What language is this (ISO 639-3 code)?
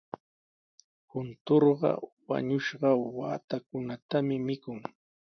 qws